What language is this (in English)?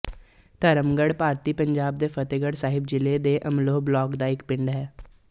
Punjabi